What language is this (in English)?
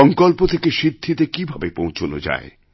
Bangla